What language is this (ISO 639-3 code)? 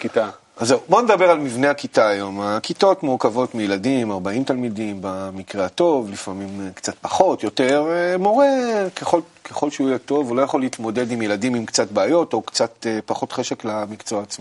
heb